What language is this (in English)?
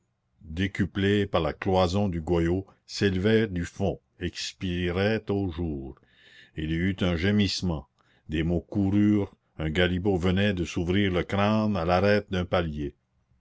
French